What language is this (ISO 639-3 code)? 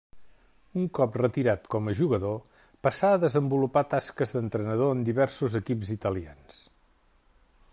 cat